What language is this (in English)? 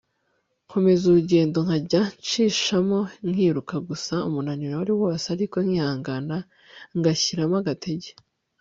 Kinyarwanda